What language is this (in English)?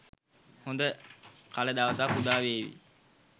Sinhala